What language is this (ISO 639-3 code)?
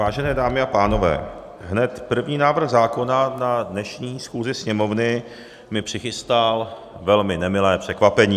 ces